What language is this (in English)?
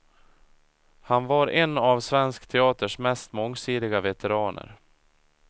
Swedish